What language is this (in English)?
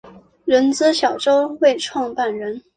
Chinese